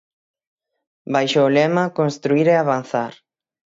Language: Galician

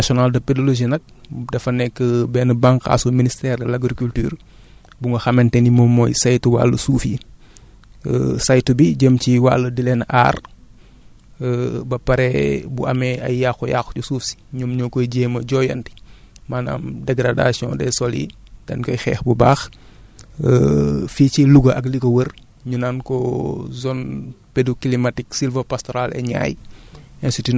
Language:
Wolof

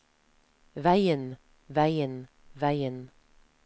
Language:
Norwegian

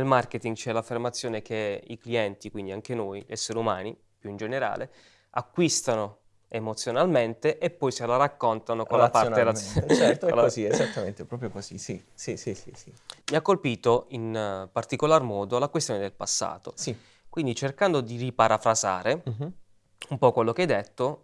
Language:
Italian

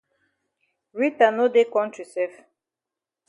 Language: Cameroon Pidgin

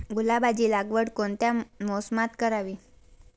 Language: Marathi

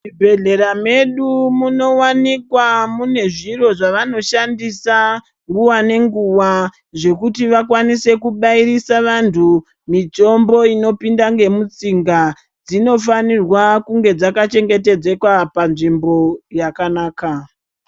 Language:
Ndau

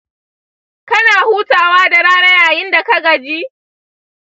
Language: Hausa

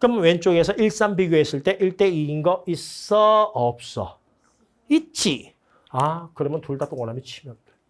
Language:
Korean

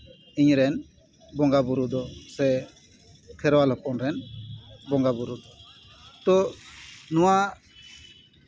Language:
Santali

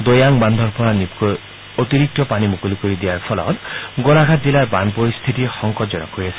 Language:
Assamese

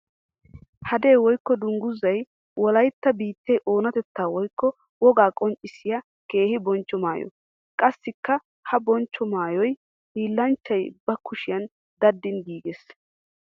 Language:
Wolaytta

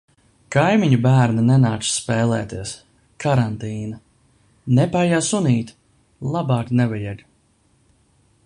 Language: Latvian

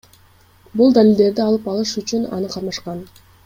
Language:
Kyrgyz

